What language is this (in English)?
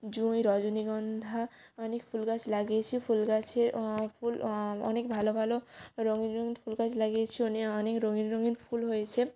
Bangla